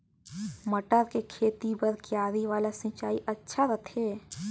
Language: Chhattisgarhi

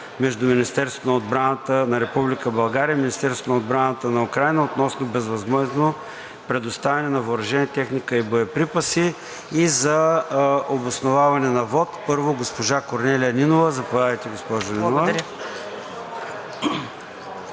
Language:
Bulgarian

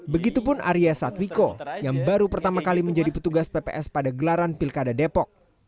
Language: Indonesian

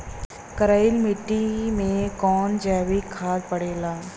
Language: Bhojpuri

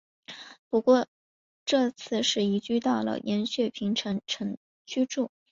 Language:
Chinese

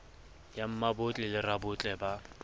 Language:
Southern Sotho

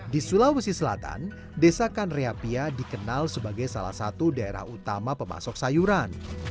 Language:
Indonesian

